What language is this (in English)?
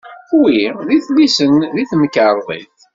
Kabyle